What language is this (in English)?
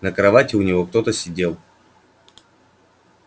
Russian